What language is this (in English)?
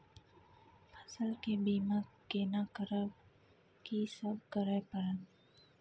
Maithili